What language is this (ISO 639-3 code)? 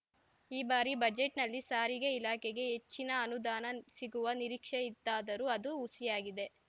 kan